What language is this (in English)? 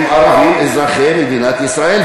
Hebrew